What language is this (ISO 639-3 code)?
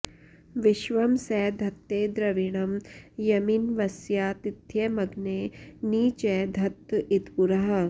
san